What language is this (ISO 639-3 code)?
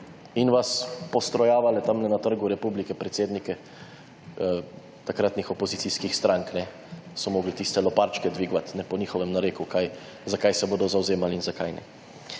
slv